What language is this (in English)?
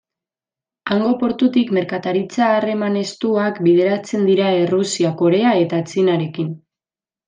Basque